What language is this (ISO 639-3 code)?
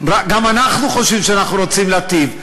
heb